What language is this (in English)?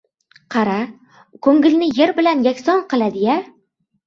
Uzbek